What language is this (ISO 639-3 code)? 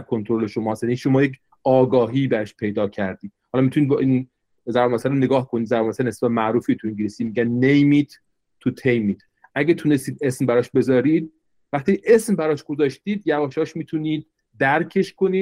fas